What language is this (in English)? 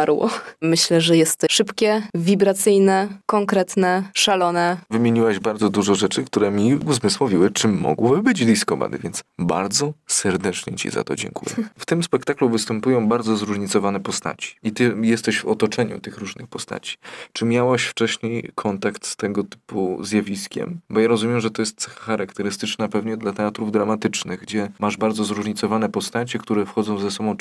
Polish